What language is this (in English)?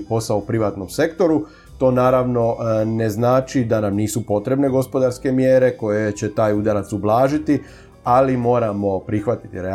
Croatian